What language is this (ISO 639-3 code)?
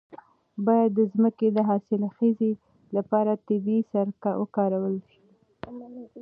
pus